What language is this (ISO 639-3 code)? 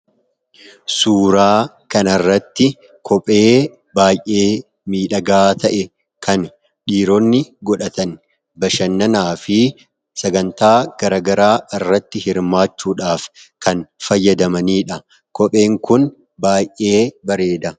orm